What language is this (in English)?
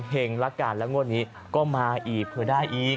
Thai